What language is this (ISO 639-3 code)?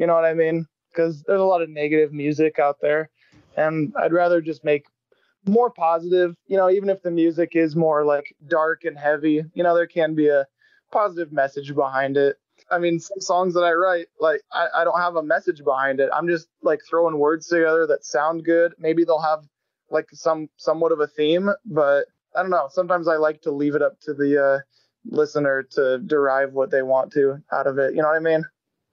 eng